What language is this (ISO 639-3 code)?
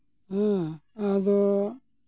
sat